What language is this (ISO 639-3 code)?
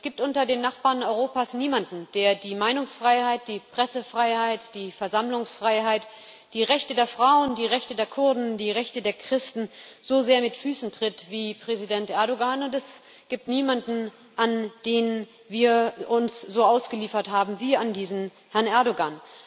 deu